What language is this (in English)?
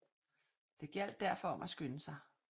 Danish